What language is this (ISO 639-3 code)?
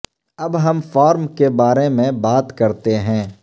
urd